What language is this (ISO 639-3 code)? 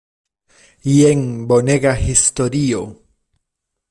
epo